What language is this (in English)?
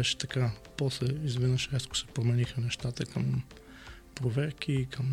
Bulgarian